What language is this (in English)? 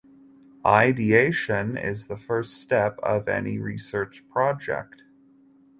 English